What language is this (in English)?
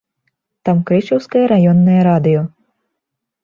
Belarusian